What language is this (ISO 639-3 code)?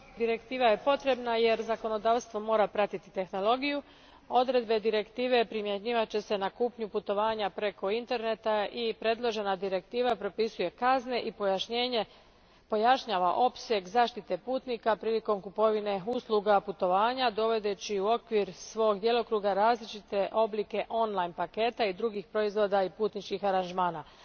hrv